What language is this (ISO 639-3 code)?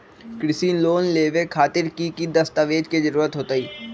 mag